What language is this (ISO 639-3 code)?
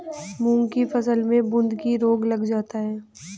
hin